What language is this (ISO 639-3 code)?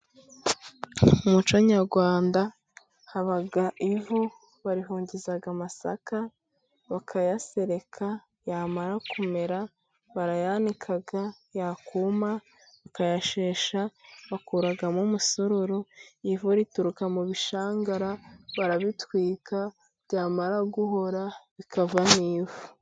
kin